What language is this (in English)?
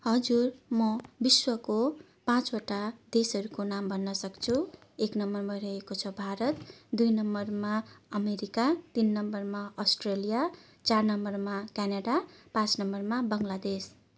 Nepali